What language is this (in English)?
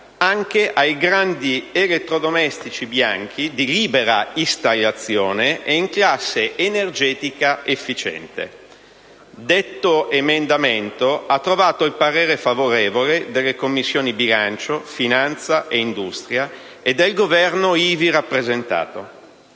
Italian